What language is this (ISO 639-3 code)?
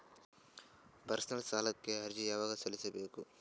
kan